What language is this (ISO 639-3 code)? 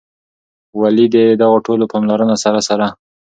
pus